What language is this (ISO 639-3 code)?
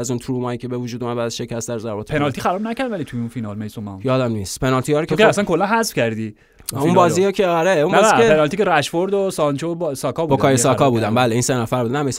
fas